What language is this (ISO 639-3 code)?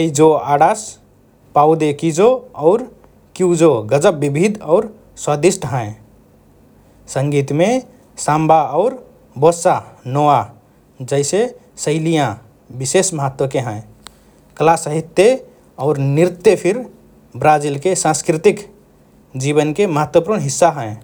thr